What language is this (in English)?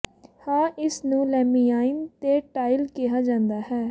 Punjabi